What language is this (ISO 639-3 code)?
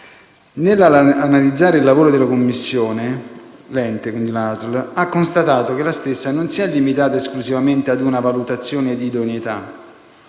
ita